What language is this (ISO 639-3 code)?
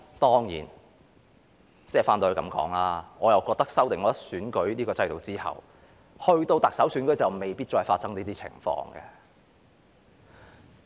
yue